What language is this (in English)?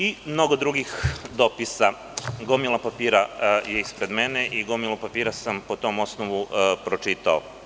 Serbian